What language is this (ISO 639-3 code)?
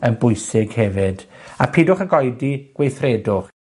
cym